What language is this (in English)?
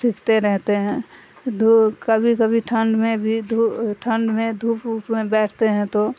Urdu